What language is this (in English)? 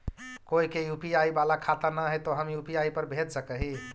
Magahi